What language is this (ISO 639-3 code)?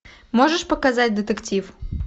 rus